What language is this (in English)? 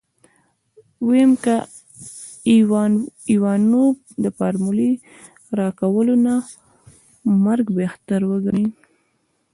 Pashto